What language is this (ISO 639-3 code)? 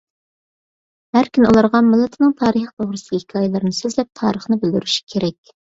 uig